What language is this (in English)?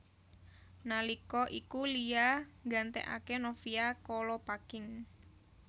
Javanese